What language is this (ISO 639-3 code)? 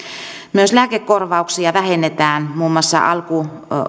fin